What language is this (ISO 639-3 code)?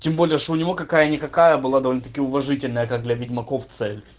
rus